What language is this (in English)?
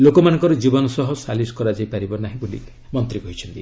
Odia